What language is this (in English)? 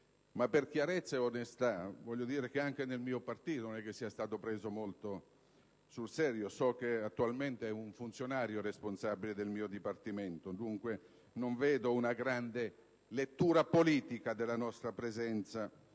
Italian